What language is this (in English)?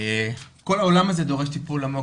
Hebrew